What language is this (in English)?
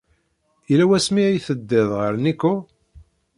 Kabyle